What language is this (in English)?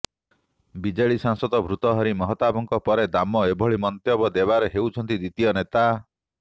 Odia